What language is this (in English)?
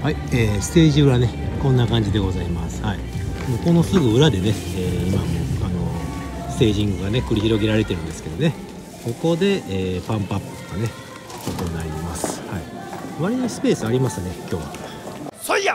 Japanese